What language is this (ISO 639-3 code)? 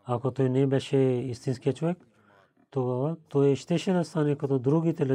bul